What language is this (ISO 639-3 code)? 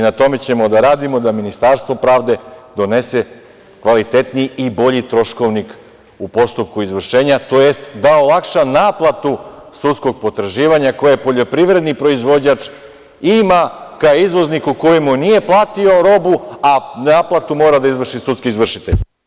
srp